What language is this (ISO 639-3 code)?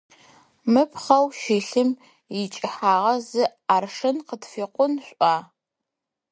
ady